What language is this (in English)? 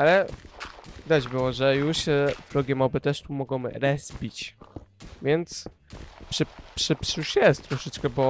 Polish